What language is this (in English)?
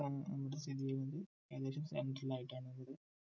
Malayalam